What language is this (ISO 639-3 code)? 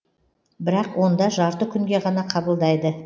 kaz